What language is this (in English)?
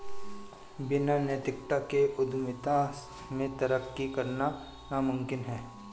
Hindi